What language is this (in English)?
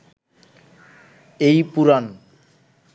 Bangla